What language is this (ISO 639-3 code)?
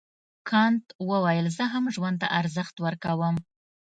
pus